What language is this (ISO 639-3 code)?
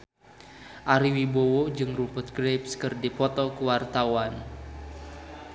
sun